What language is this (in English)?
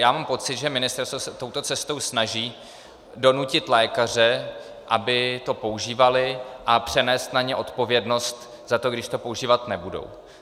Czech